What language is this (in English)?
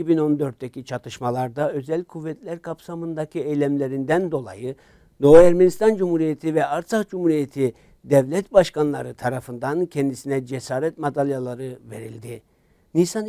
Turkish